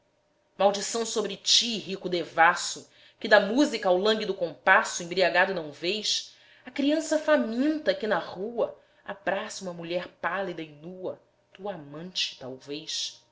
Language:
Portuguese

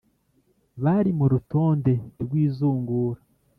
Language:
Kinyarwanda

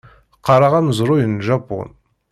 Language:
Kabyle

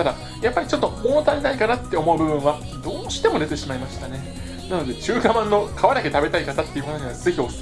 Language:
Japanese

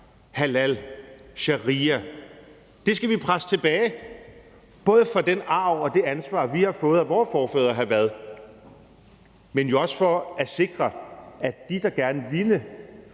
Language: Danish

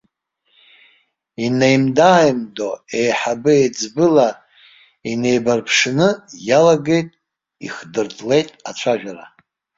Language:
Abkhazian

